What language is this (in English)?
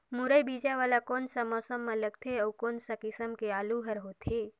Chhattisgarhi